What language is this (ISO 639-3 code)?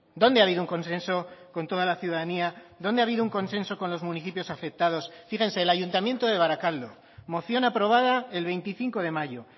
spa